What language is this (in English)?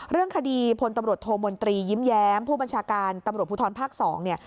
Thai